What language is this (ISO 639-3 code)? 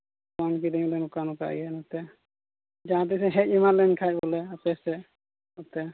sat